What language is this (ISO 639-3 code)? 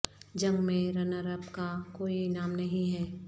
urd